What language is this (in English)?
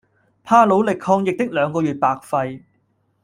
Cantonese